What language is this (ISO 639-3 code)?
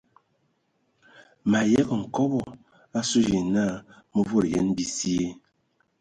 ewo